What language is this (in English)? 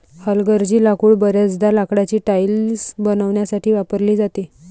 Marathi